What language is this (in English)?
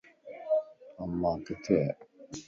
Lasi